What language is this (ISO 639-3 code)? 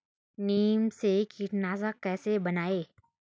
hin